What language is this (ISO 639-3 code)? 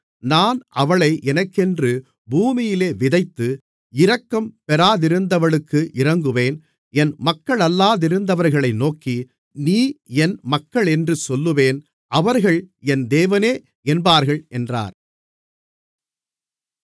tam